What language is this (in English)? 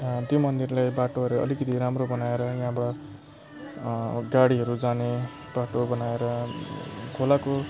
Nepali